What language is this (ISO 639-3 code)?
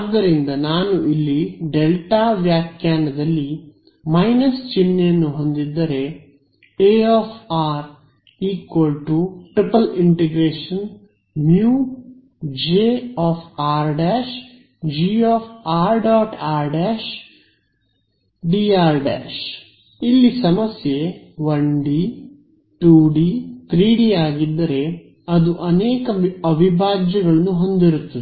kan